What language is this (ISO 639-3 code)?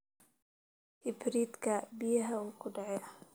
som